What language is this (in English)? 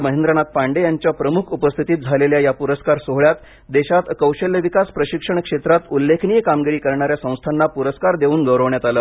Marathi